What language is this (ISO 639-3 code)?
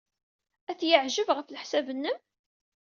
kab